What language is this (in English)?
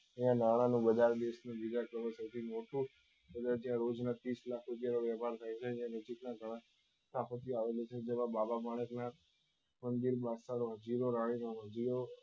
Gujarati